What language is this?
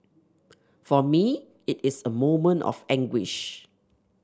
English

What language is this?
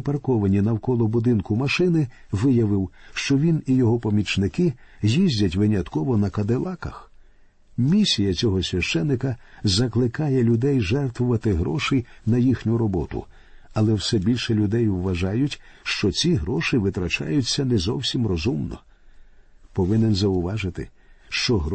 Ukrainian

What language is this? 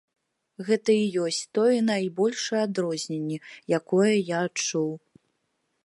Belarusian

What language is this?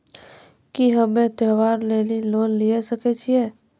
Maithili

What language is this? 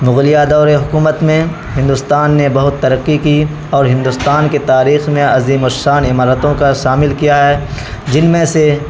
Urdu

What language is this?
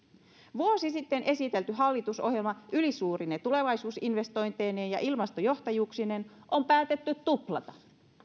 Finnish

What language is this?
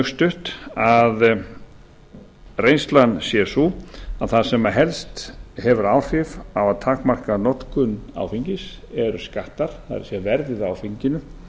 Icelandic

